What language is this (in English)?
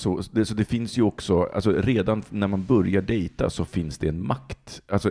Swedish